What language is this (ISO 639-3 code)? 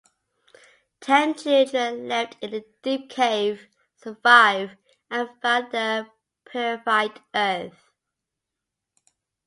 eng